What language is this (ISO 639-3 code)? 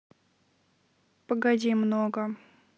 rus